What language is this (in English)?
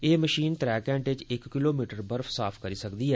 Dogri